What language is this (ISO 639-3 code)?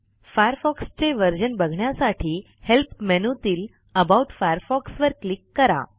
mar